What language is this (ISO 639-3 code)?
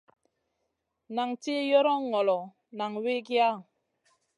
mcn